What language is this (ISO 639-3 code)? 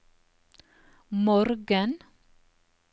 nor